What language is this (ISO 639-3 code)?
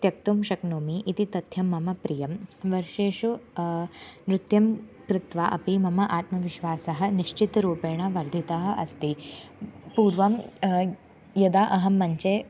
san